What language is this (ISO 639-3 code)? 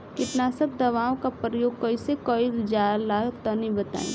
bho